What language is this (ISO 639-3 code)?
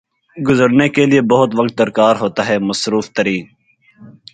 urd